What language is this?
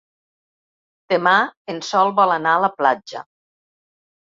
Catalan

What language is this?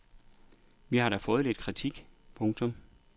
Danish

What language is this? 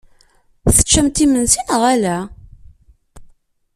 Kabyle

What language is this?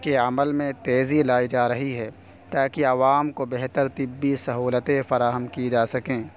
Urdu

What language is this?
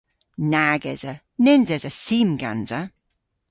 Cornish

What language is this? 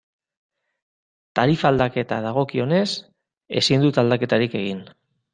Basque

